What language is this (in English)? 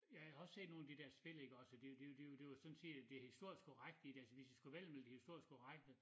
Danish